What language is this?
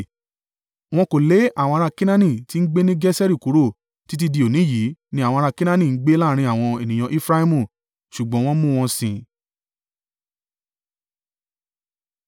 Yoruba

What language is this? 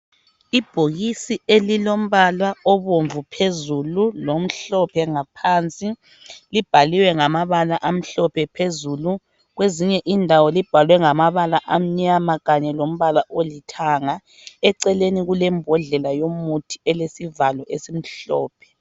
North Ndebele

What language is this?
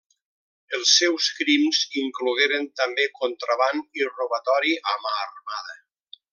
Catalan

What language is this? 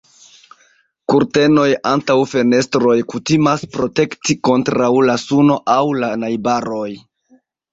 Esperanto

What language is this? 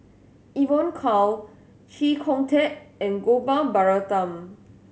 English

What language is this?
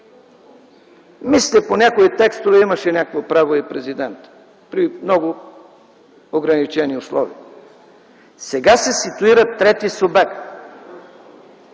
Bulgarian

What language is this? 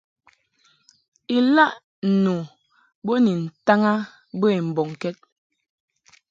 Mungaka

